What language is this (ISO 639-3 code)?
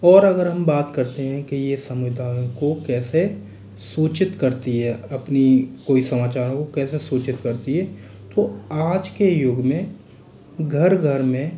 hin